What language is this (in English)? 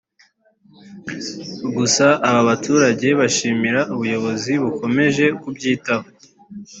Kinyarwanda